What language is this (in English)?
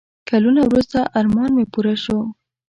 Pashto